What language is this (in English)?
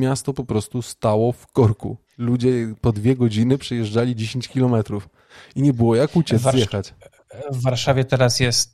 Polish